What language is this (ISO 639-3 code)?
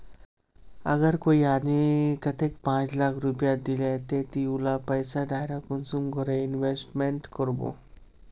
mag